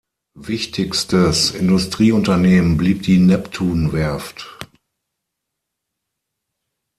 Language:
German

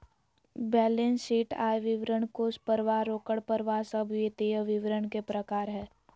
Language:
Magahi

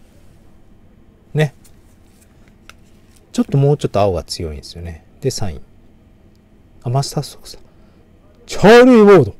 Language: Japanese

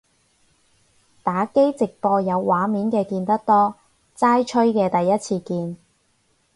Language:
Cantonese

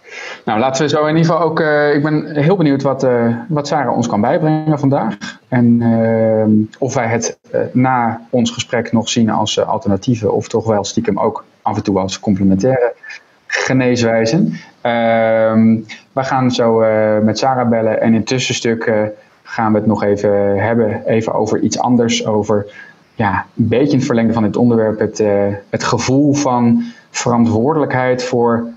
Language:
Dutch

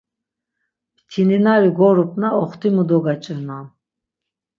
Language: Laz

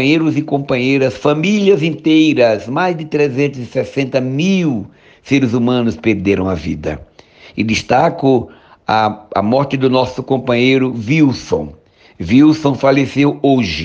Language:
Portuguese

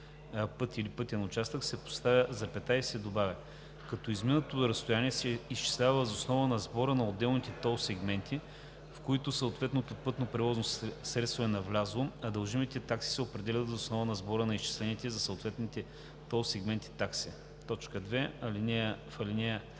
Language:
Bulgarian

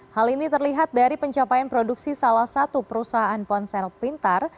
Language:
Indonesian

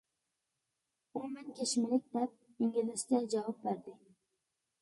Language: Uyghur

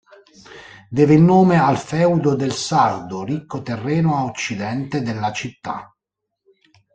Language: Italian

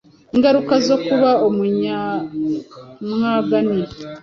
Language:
Kinyarwanda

